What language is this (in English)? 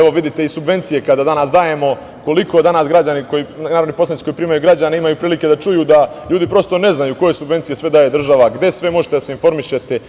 Serbian